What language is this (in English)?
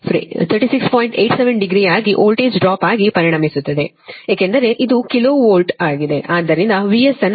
Kannada